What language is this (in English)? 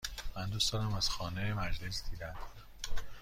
Persian